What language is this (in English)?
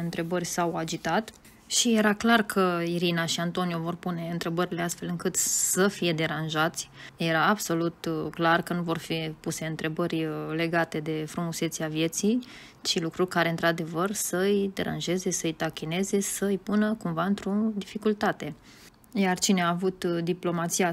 Romanian